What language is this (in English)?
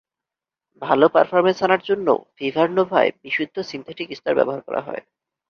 Bangla